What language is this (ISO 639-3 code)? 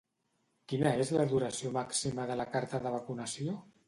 cat